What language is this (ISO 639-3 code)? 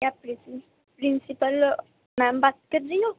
urd